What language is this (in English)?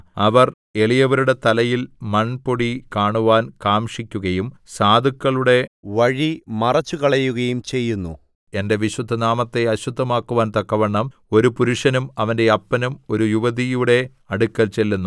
Malayalam